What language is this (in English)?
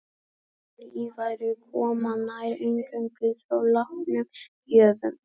Icelandic